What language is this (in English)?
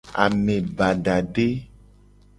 Gen